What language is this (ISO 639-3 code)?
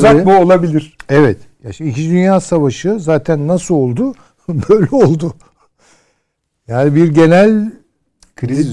tur